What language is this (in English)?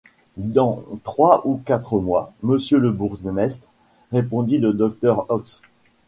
French